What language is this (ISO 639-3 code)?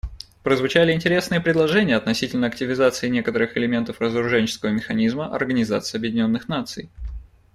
rus